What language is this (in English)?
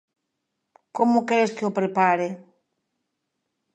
Galician